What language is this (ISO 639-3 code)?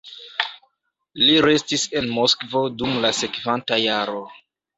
epo